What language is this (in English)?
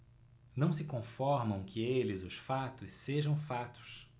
Portuguese